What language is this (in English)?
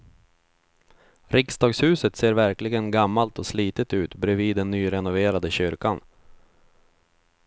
Swedish